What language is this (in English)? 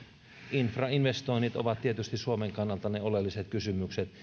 Finnish